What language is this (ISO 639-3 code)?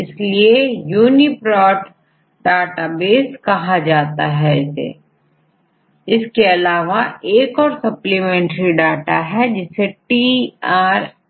hin